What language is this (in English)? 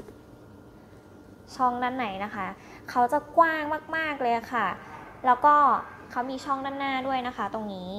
Thai